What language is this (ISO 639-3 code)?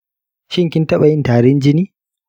hau